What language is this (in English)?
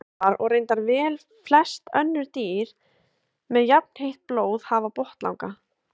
Icelandic